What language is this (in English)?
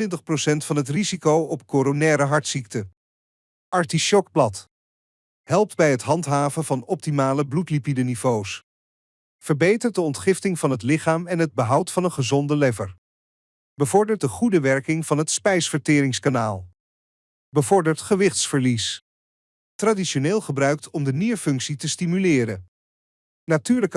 Dutch